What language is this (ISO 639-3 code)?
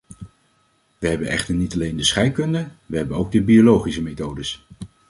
nld